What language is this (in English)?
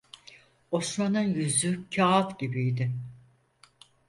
Turkish